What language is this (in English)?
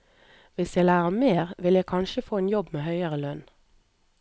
Norwegian